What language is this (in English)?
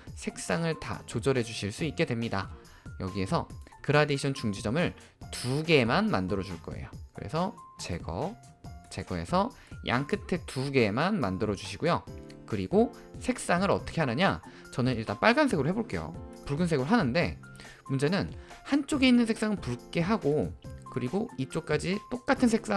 Korean